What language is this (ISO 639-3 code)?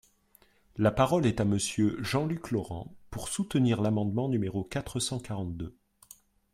fra